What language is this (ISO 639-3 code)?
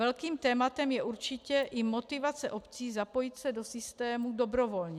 ces